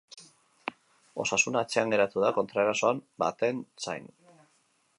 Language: Basque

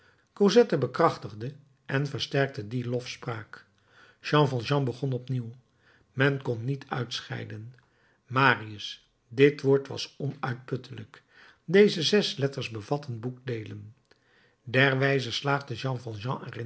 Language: Dutch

